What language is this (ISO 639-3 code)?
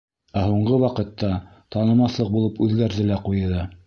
bak